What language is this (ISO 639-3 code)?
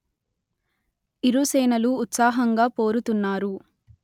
tel